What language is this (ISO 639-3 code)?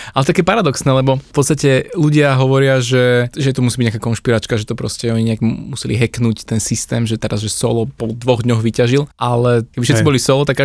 slk